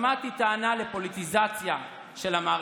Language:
Hebrew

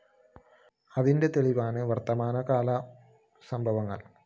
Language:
Malayalam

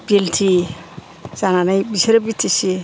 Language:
Bodo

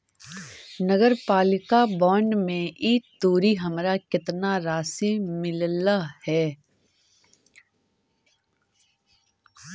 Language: Magahi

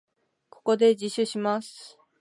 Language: Japanese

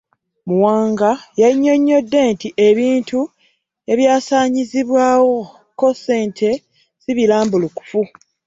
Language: Ganda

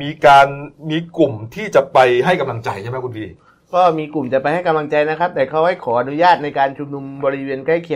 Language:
Thai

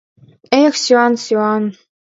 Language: Mari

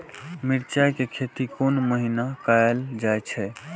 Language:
Maithili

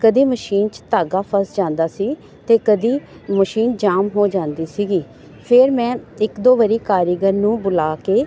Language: Punjabi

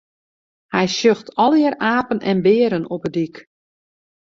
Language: Western Frisian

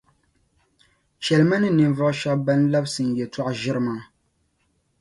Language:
Dagbani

